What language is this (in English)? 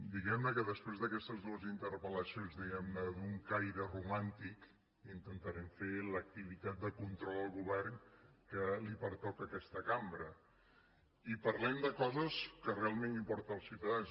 Catalan